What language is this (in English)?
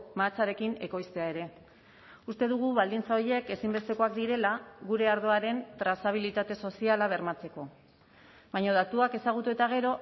Basque